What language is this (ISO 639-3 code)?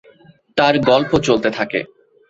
ben